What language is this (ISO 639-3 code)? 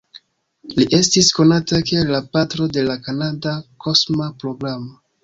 epo